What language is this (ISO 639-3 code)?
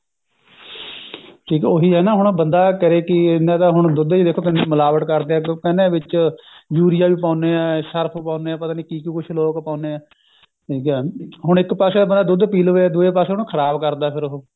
pan